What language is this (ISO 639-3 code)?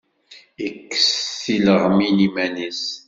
kab